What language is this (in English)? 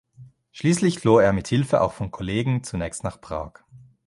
German